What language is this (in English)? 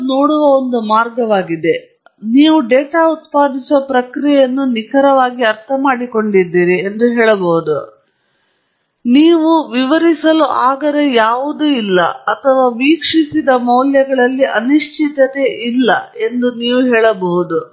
Kannada